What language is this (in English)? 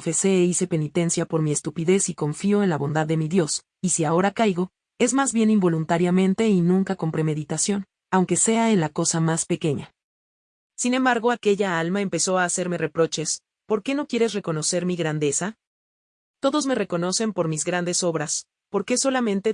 Spanish